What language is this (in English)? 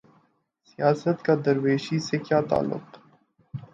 Urdu